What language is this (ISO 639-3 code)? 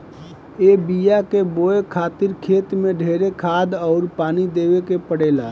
bho